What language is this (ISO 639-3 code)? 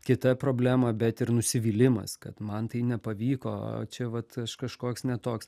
lit